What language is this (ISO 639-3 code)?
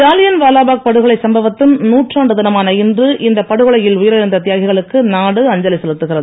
tam